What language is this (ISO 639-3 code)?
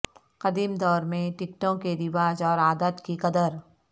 urd